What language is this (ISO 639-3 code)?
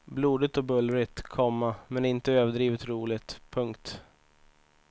swe